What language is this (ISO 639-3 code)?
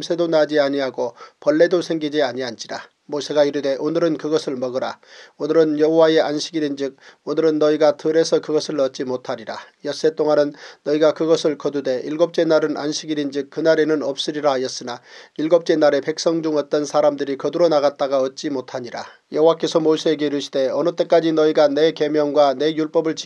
kor